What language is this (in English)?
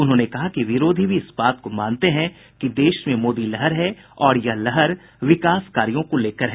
Hindi